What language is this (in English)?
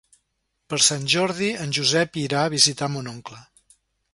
Catalan